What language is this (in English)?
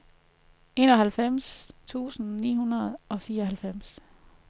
Danish